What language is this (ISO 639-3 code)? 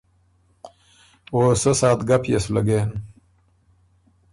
oru